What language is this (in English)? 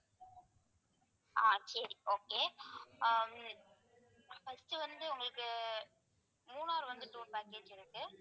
Tamil